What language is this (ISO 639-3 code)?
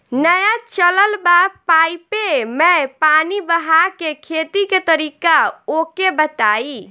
bho